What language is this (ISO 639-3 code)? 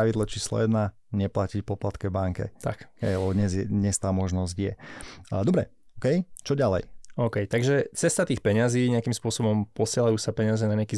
slk